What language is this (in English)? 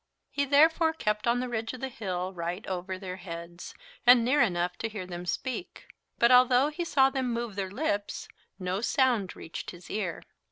English